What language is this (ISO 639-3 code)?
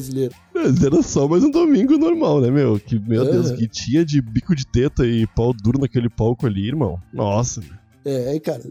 por